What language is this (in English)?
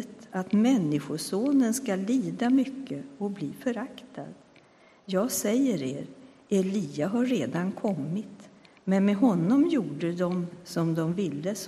Swedish